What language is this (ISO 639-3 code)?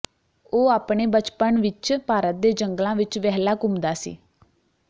pan